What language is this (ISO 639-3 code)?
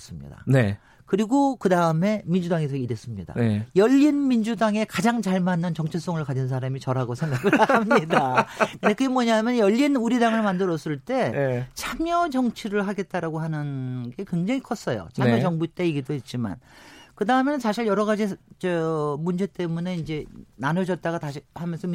kor